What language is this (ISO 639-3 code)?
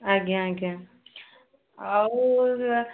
ori